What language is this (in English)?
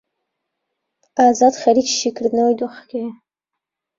Central Kurdish